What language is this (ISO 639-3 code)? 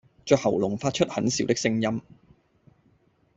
yue